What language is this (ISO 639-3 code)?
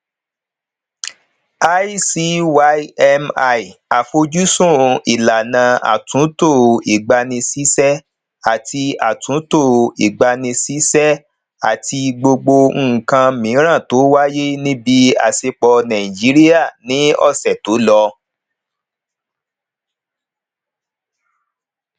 yor